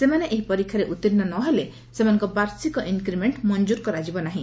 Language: Odia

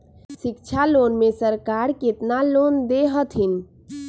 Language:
Magahi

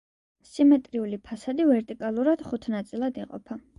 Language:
Georgian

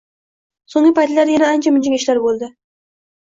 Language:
Uzbek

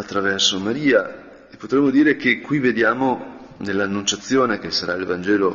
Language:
Italian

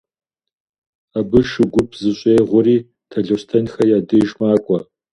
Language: Kabardian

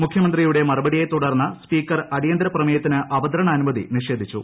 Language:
Malayalam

